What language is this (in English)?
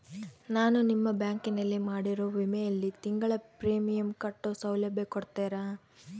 Kannada